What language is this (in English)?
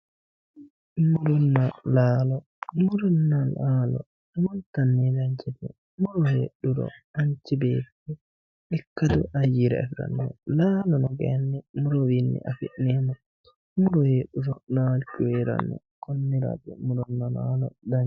Sidamo